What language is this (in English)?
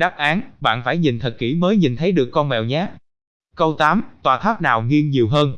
Vietnamese